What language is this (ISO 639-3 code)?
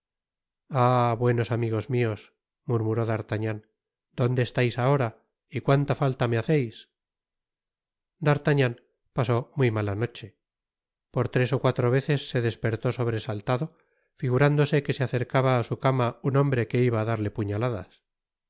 spa